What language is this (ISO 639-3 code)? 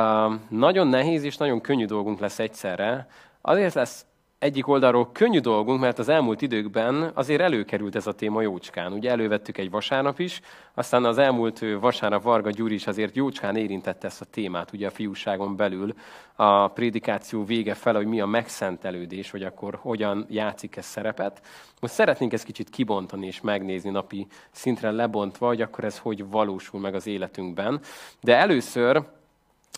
hun